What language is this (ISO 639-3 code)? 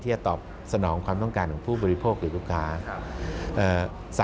tha